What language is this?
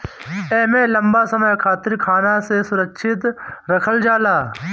Bhojpuri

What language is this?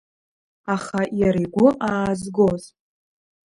Abkhazian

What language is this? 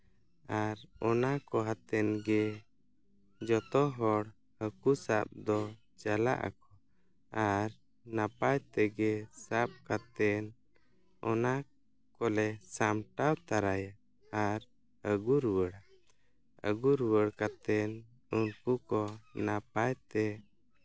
Santali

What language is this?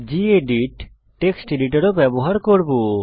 Bangla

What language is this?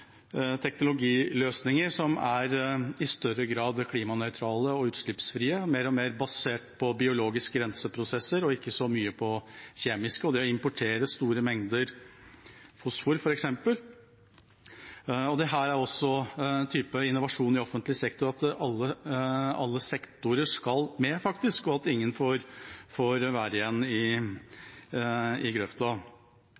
Norwegian Bokmål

